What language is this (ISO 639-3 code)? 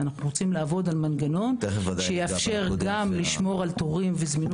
heb